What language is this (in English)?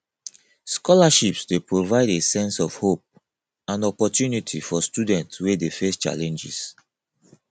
Nigerian Pidgin